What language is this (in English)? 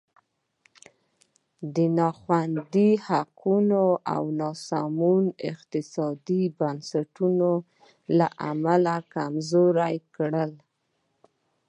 Pashto